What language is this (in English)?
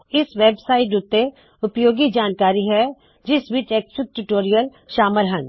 Punjabi